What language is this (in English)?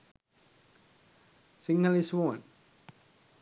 Sinhala